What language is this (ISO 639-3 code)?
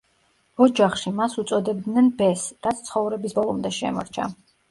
kat